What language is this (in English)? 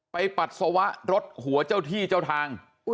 Thai